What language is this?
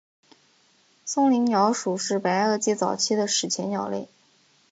Chinese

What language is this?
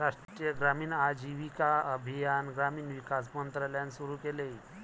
Marathi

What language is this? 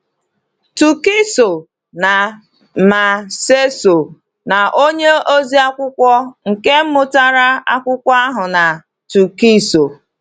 Igbo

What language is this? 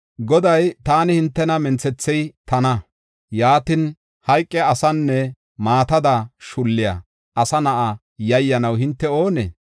Gofa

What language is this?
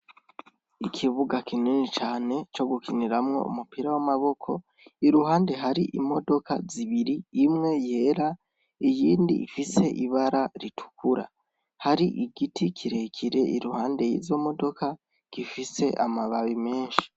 Rundi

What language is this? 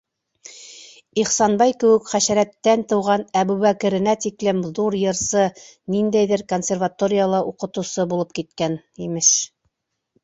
Bashkir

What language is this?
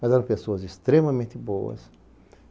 Portuguese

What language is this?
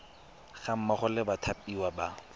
Tswana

